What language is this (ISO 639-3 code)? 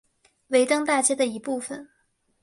zho